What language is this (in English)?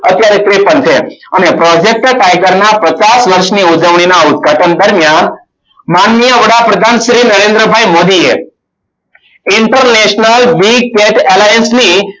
Gujarati